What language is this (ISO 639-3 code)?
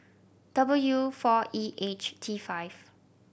eng